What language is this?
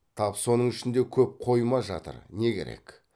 Kazakh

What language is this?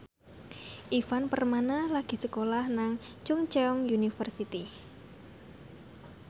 Javanese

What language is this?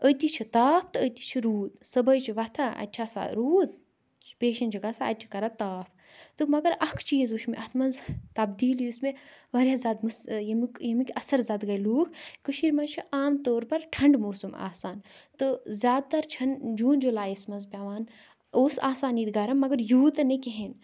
Kashmiri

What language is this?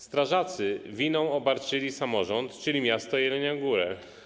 Polish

